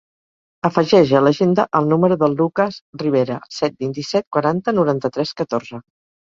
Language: Catalan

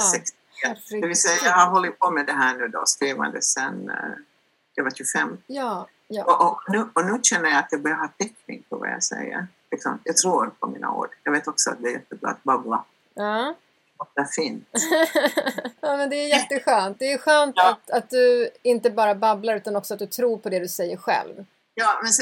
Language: Swedish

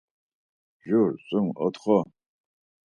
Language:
Laz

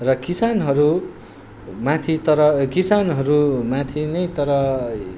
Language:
Nepali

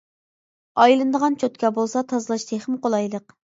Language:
Uyghur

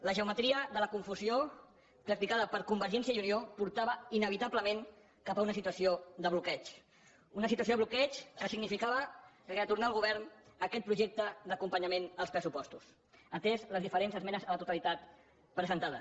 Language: Catalan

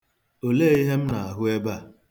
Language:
Igbo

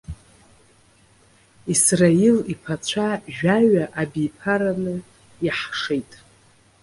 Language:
Abkhazian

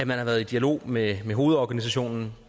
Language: Danish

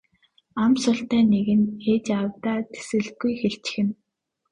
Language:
Mongolian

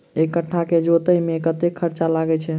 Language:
Maithili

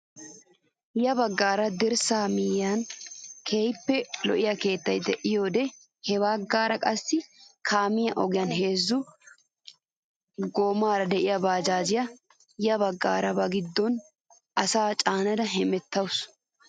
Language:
Wolaytta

